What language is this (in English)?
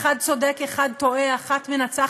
Hebrew